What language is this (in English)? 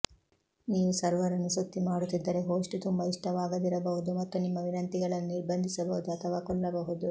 Kannada